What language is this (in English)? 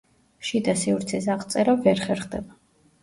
Georgian